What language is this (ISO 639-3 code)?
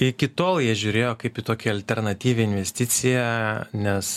lit